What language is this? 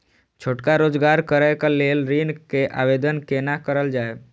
Maithili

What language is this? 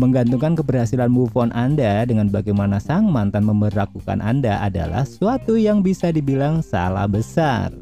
Indonesian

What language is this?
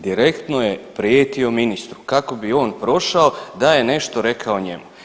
Croatian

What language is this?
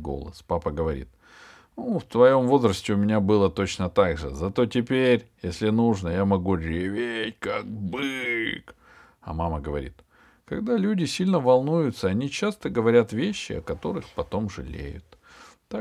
Russian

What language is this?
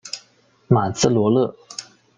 Chinese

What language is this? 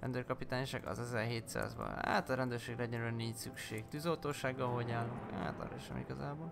Hungarian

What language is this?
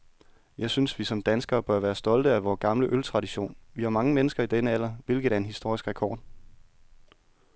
Danish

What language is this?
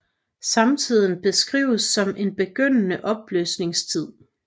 Danish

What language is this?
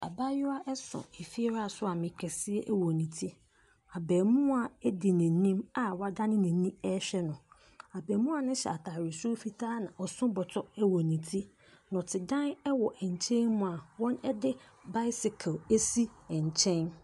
Akan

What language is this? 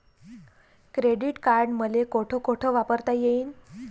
Marathi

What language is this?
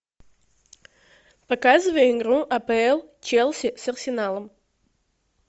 Russian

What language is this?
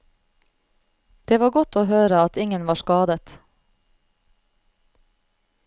Norwegian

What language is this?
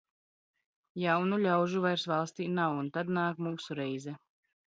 Latvian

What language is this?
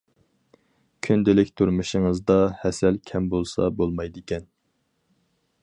Uyghur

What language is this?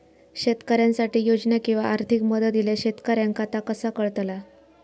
Marathi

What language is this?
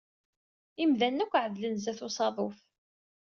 Kabyle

